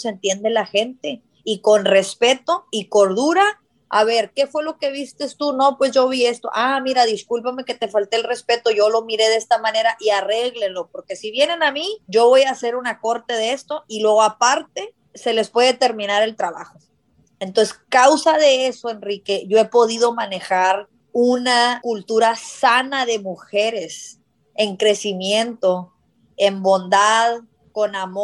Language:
Spanish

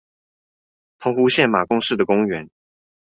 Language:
Chinese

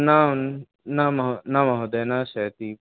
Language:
Sanskrit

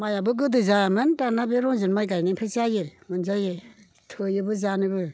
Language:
Bodo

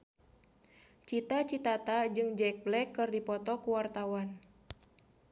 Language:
Sundanese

